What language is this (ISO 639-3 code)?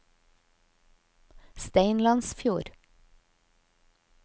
nor